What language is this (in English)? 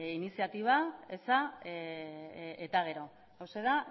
Basque